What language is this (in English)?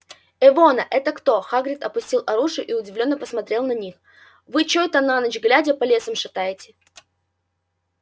Russian